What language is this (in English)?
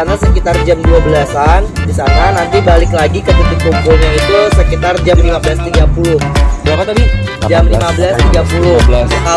Indonesian